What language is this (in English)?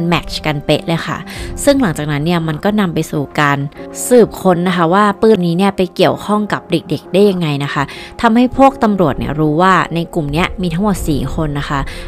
Thai